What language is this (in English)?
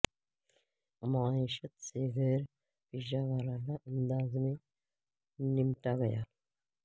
Urdu